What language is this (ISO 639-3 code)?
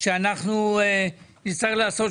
heb